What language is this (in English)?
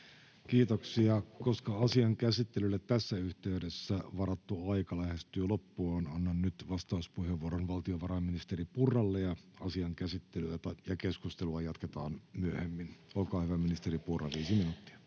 Finnish